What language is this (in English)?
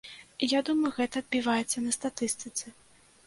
Belarusian